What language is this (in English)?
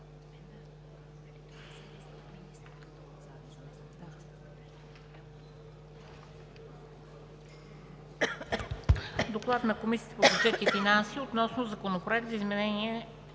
Bulgarian